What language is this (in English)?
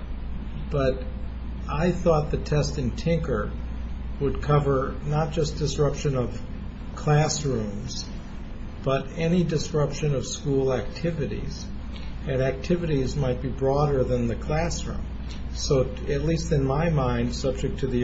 English